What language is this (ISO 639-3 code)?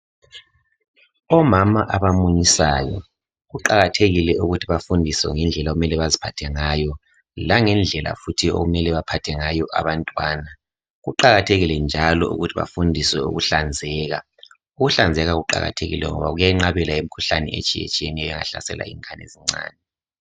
nde